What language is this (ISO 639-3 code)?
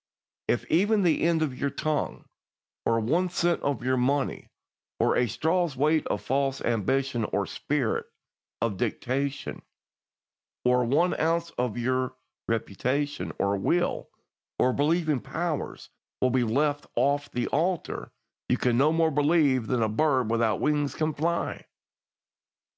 eng